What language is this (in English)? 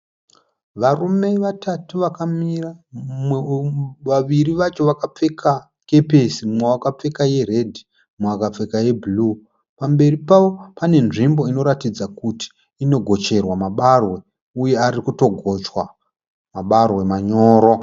Shona